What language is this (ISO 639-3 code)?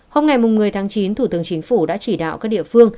vie